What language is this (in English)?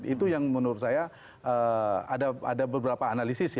Indonesian